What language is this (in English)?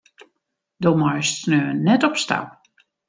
Western Frisian